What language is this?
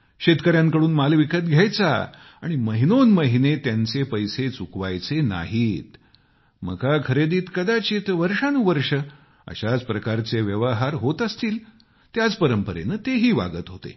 Marathi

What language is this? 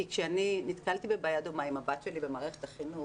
Hebrew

